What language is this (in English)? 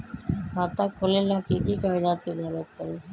Magahi